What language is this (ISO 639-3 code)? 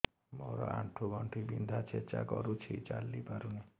ori